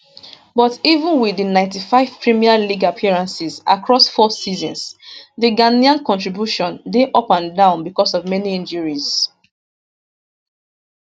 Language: Nigerian Pidgin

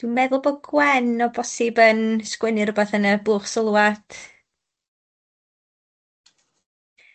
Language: Welsh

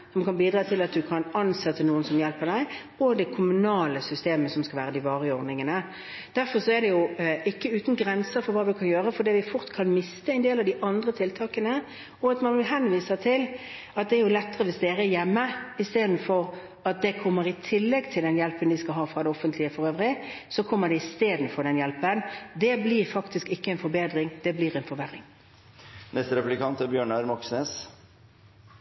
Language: Norwegian Bokmål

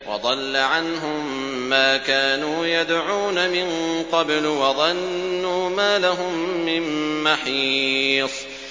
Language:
Arabic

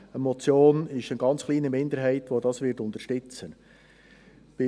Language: Swiss German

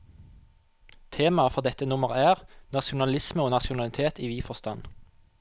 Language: Norwegian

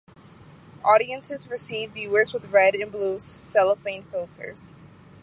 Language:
English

